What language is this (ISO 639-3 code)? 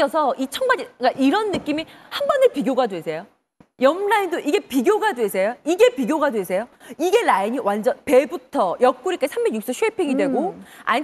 kor